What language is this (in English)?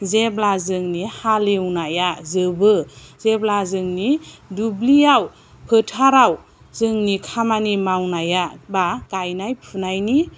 Bodo